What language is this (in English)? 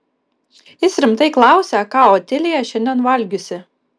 Lithuanian